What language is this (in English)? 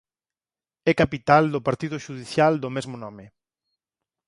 Galician